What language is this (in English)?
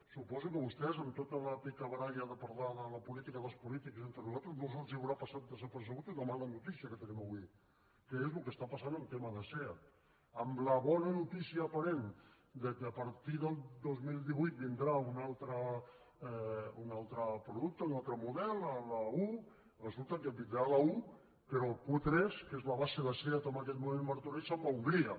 Catalan